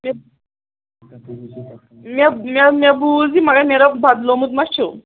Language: Kashmiri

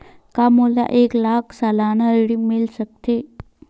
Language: Chhattisgarhi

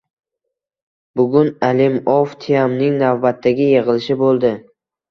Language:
Uzbek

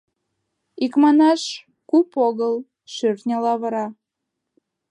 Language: Mari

